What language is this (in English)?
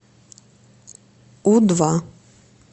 Russian